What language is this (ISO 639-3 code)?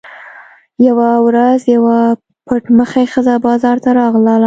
pus